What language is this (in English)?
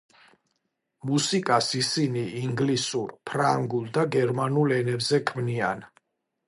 Georgian